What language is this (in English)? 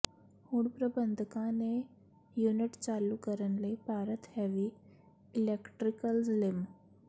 Punjabi